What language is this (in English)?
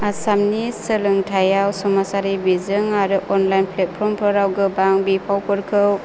Bodo